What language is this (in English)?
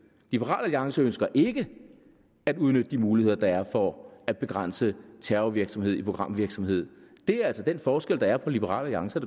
Danish